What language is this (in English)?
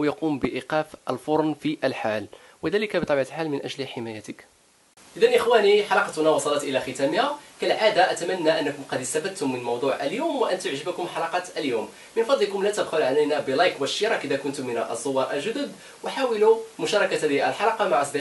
Arabic